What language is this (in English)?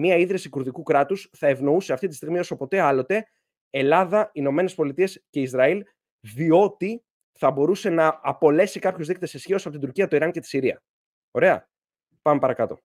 Greek